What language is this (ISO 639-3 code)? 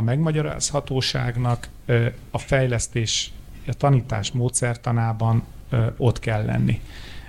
hun